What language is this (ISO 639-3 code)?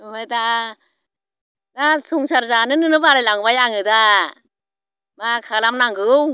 brx